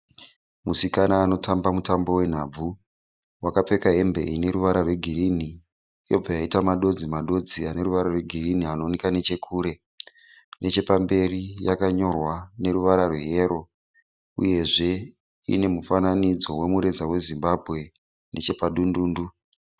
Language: Shona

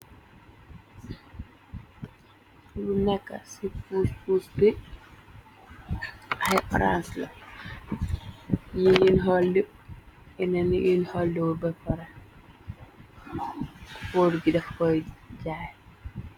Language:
Wolof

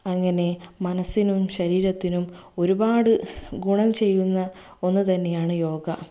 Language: Malayalam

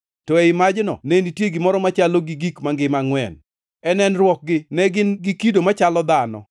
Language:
Luo (Kenya and Tanzania)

